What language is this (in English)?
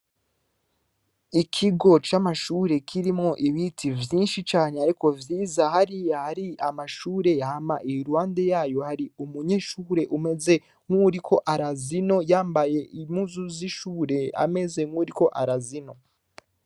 Rundi